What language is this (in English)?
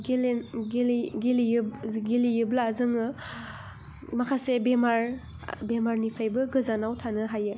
Bodo